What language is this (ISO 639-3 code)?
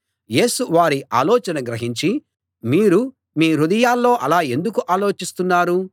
tel